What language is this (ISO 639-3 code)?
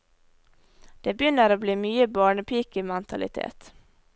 nor